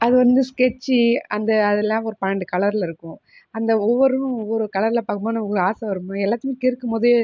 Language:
Tamil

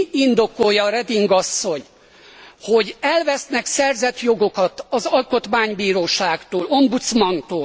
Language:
Hungarian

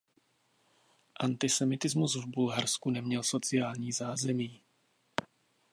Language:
Czech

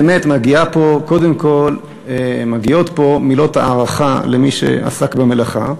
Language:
Hebrew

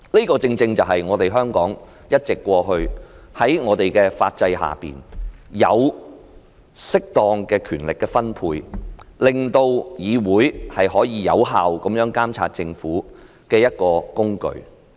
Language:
Cantonese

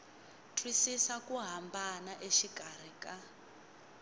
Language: Tsonga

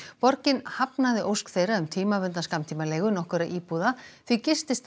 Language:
Icelandic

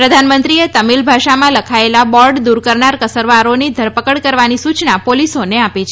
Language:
Gujarati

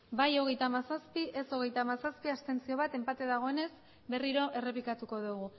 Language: Basque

